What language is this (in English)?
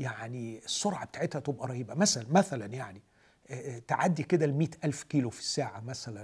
Arabic